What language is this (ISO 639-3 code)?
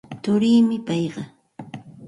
qxt